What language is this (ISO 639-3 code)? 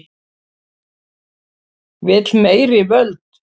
isl